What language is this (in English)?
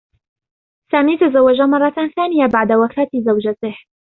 Arabic